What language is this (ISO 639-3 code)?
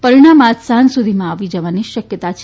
guj